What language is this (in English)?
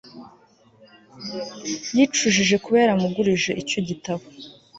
Kinyarwanda